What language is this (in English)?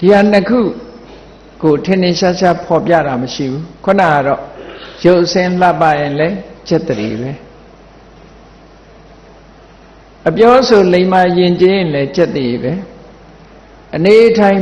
Vietnamese